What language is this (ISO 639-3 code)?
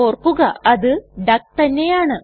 mal